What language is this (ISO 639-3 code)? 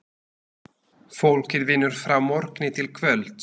isl